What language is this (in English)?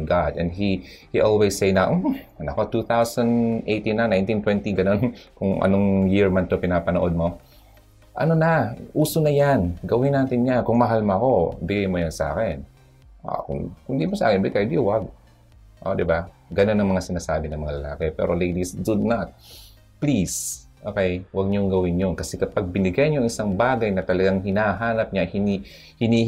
Filipino